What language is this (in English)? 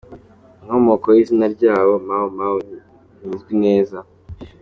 Kinyarwanda